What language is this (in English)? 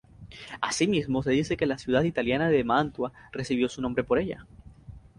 Spanish